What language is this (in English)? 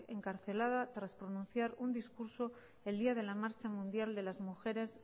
Spanish